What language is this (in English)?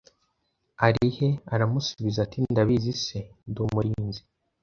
Kinyarwanda